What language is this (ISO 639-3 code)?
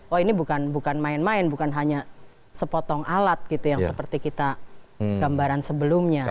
ind